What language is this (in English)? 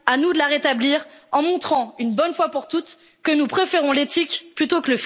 French